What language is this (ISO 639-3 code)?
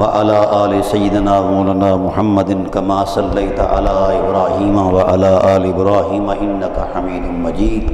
hin